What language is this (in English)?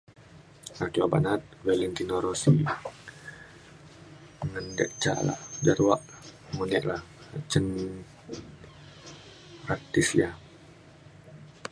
Mainstream Kenyah